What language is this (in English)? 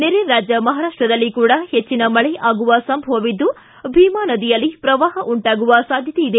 Kannada